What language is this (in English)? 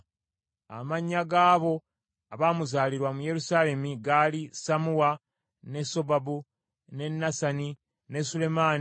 Ganda